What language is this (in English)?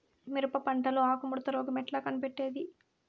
Telugu